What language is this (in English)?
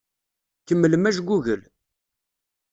Kabyle